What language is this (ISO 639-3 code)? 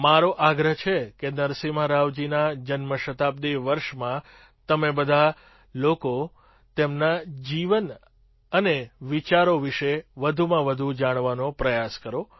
guj